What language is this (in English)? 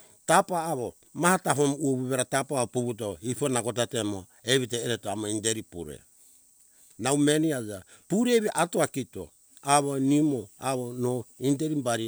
Hunjara-Kaina Ke